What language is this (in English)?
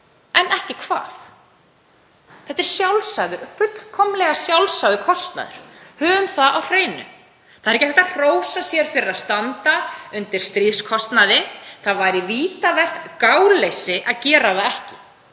Icelandic